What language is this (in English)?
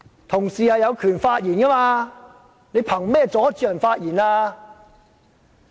Cantonese